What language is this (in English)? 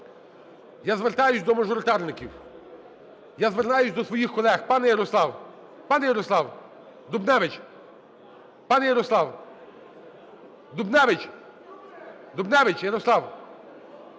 Ukrainian